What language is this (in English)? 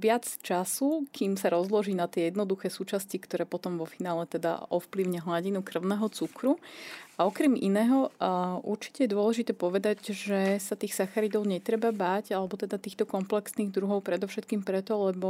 Slovak